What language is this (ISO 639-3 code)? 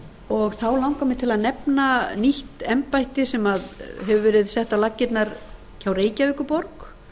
isl